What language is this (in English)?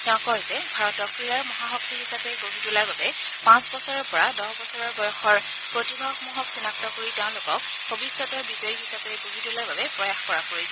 Assamese